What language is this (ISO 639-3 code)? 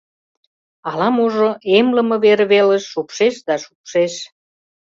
chm